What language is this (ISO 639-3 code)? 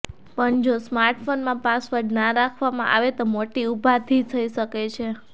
guj